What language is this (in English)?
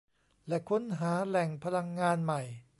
Thai